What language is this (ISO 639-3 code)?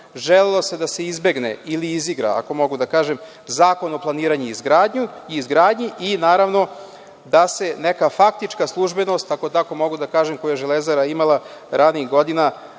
srp